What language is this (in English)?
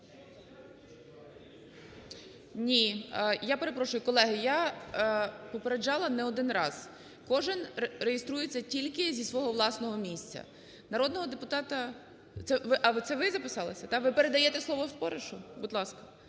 Ukrainian